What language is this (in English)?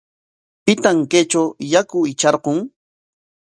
Corongo Ancash Quechua